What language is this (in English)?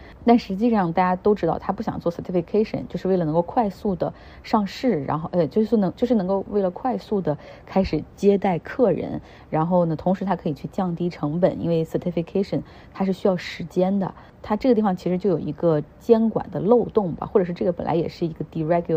Chinese